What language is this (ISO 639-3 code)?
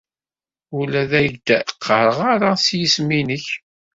kab